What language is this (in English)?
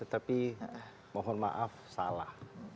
Indonesian